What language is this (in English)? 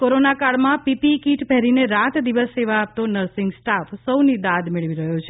Gujarati